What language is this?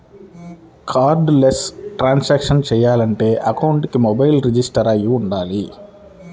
Telugu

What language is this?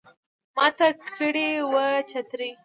Pashto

